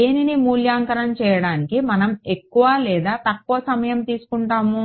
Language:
Telugu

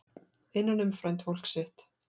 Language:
Icelandic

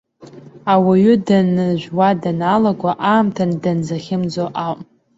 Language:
Abkhazian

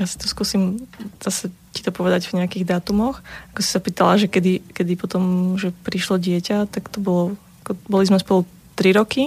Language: Slovak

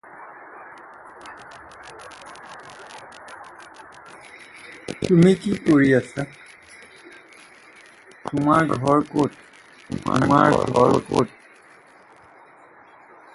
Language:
Assamese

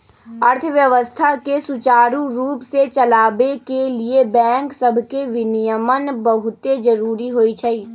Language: Magahi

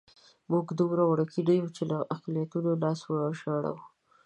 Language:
Pashto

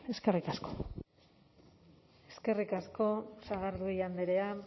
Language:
Basque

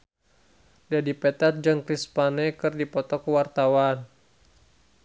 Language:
Sundanese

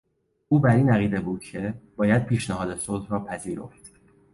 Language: Persian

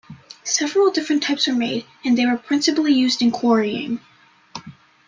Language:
English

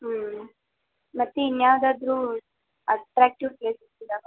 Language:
Kannada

